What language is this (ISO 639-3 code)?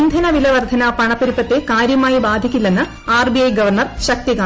mal